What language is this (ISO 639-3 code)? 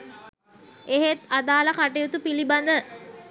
sin